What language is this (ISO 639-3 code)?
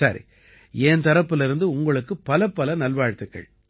tam